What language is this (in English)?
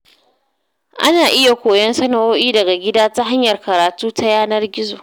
Hausa